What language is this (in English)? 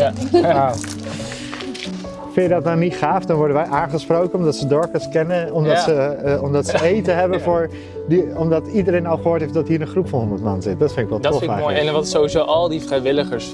Dutch